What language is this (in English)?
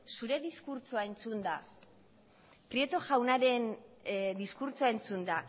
Basque